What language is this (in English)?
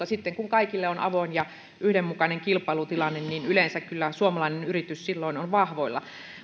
Finnish